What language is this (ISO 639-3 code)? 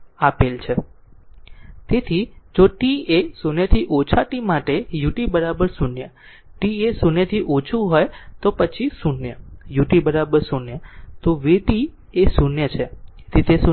guj